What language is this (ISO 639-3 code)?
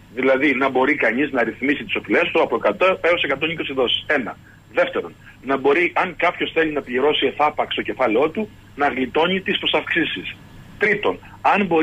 ell